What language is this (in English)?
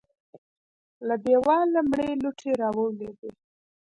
Pashto